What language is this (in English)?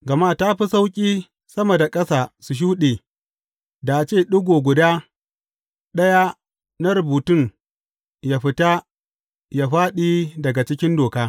Hausa